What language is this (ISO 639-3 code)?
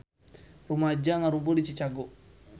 sun